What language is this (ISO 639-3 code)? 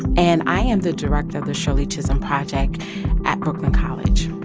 eng